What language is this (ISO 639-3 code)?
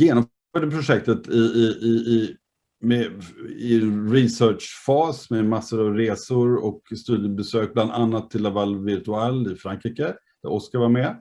swe